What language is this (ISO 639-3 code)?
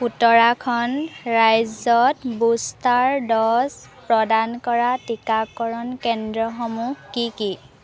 asm